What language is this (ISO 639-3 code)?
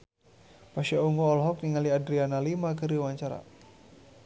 sun